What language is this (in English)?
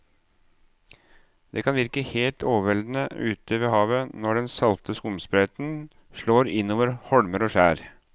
Norwegian